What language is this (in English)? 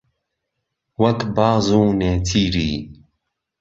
Central Kurdish